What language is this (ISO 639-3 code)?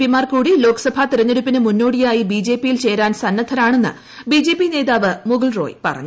mal